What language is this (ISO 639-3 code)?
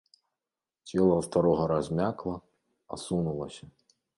bel